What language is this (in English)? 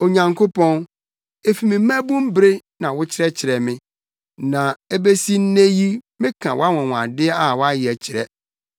Akan